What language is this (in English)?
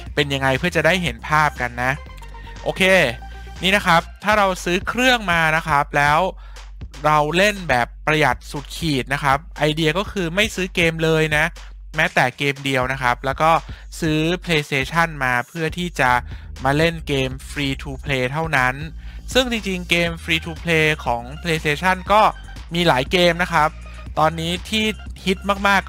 Thai